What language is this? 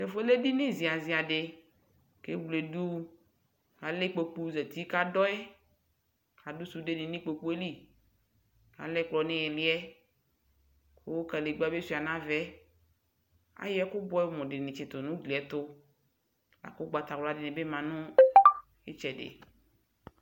Ikposo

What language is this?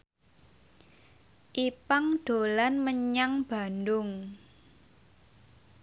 Javanese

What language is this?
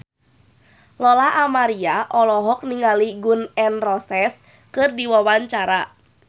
Sundanese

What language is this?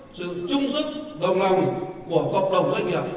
Vietnamese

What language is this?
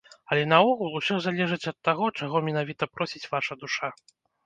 Belarusian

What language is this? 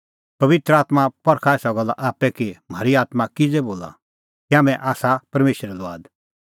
Kullu Pahari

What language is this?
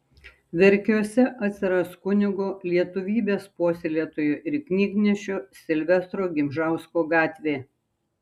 Lithuanian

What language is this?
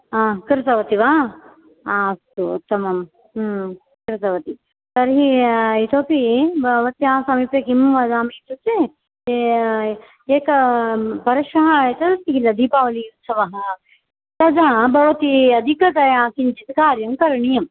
Sanskrit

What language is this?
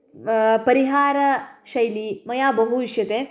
Sanskrit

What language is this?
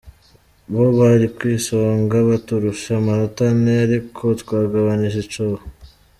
Kinyarwanda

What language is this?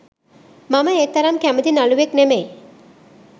Sinhala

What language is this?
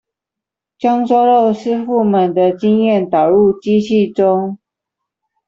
Chinese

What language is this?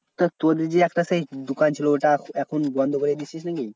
Bangla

